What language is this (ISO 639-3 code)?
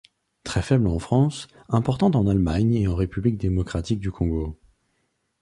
fra